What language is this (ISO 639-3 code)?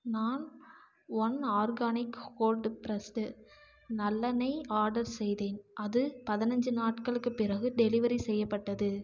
tam